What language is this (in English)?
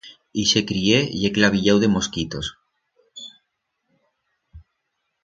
Aragonese